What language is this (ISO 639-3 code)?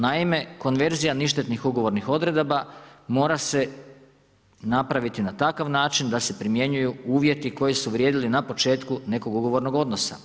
hrv